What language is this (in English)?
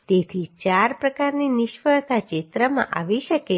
Gujarati